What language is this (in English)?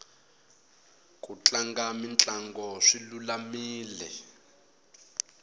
Tsonga